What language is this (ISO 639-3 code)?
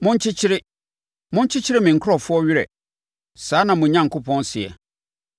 aka